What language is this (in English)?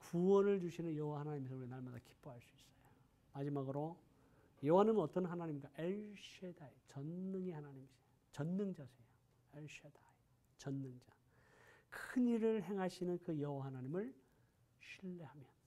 Korean